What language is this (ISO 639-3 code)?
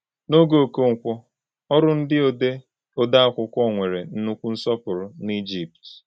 ibo